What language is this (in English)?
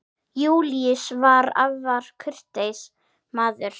Icelandic